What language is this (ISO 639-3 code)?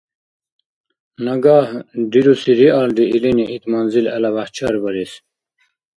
dar